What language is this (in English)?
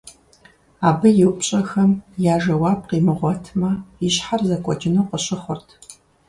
Kabardian